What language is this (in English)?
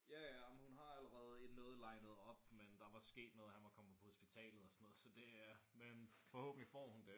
Danish